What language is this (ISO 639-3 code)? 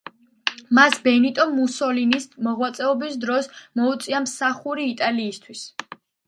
kat